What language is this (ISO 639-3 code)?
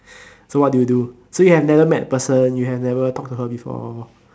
eng